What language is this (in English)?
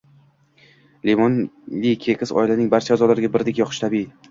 Uzbek